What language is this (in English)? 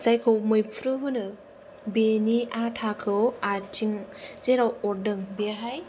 Bodo